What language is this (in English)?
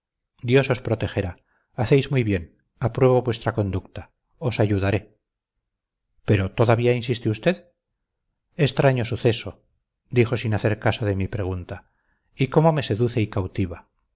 Spanish